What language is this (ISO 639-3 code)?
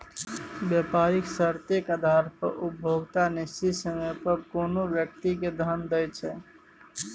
mai